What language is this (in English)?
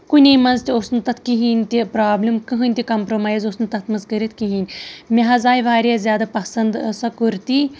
Kashmiri